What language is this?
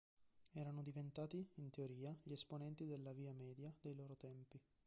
Italian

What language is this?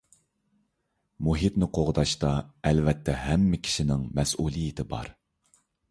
Uyghur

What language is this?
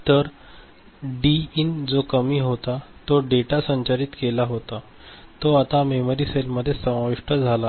Marathi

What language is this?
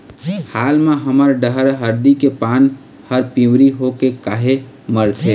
Chhattisgarhi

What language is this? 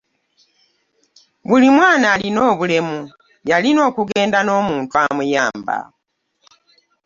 Ganda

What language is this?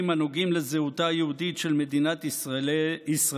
Hebrew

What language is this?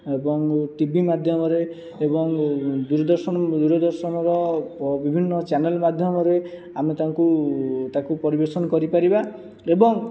Odia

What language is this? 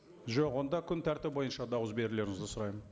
Kazakh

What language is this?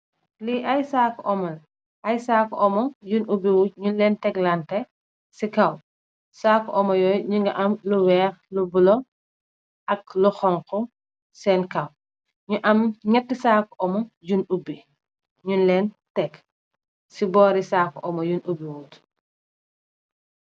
Wolof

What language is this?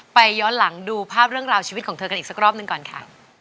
Thai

